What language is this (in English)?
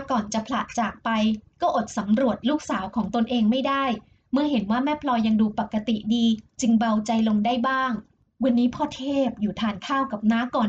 Thai